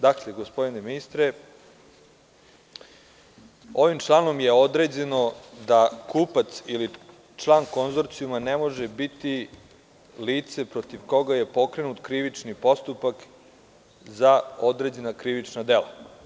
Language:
Serbian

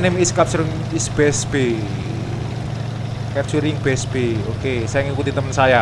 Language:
Indonesian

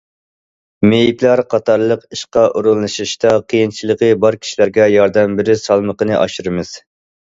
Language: Uyghur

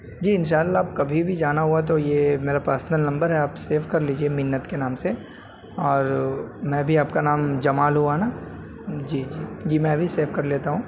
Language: Urdu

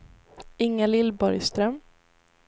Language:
Swedish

